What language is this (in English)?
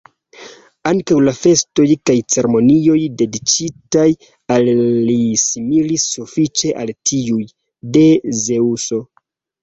Esperanto